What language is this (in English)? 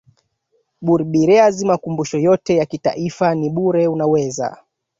Swahili